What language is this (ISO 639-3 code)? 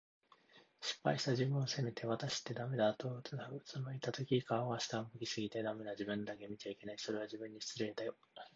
jpn